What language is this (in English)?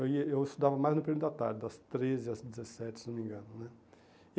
Portuguese